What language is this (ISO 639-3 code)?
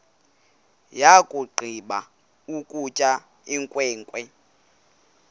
xho